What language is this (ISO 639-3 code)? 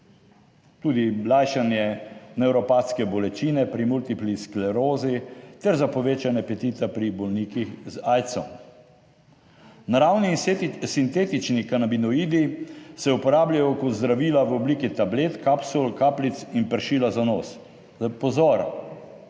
slv